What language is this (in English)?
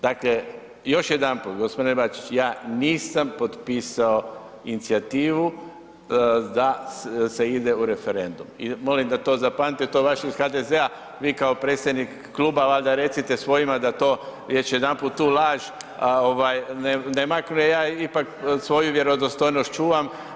Croatian